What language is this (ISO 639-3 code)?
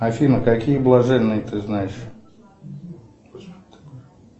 rus